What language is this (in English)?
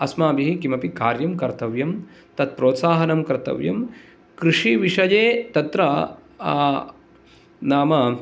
Sanskrit